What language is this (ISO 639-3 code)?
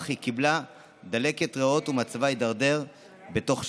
heb